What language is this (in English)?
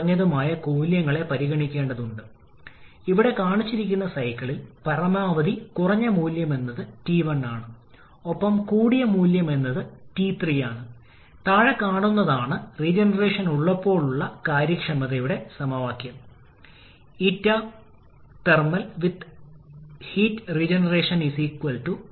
Malayalam